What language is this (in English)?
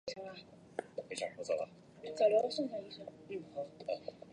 Chinese